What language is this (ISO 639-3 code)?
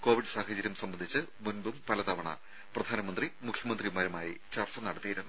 mal